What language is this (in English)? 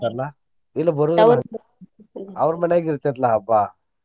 Kannada